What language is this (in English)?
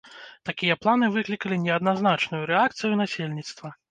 Belarusian